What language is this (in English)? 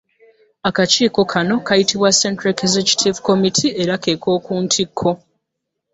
Ganda